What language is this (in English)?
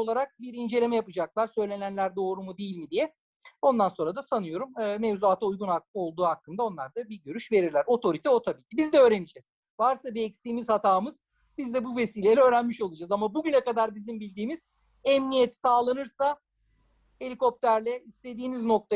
Turkish